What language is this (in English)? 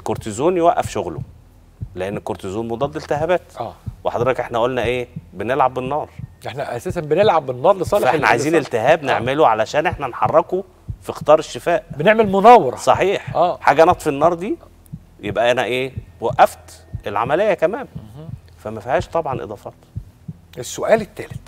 Arabic